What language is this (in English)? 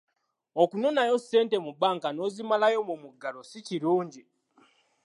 Ganda